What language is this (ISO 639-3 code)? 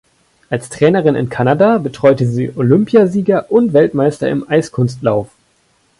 deu